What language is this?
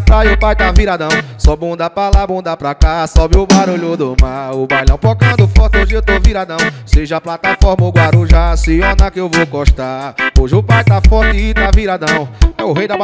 Portuguese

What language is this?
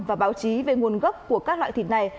Vietnamese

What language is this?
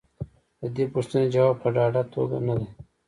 Pashto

